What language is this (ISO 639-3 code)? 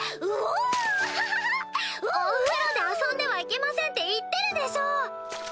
jpn